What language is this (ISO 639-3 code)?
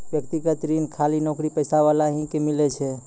mai